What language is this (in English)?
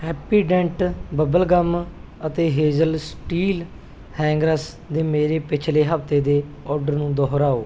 Punjabi